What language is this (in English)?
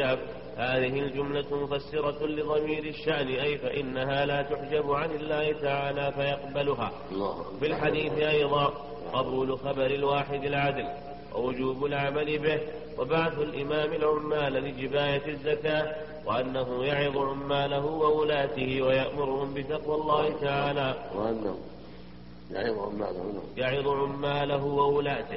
Arabic